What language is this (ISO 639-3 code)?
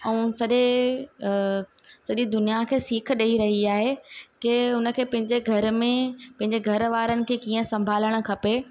snd